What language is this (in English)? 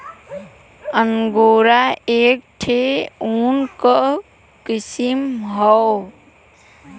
Bhojpuri